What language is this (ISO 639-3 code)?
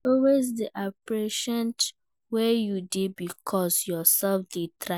pcm